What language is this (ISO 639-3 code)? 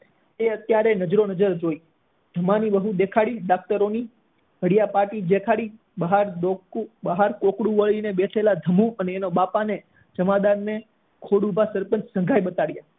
guj